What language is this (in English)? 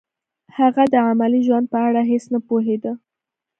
Pashto